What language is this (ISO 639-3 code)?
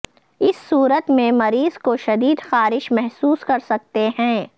urd